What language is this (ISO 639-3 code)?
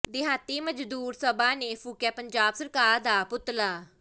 pan